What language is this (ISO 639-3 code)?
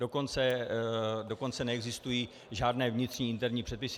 ces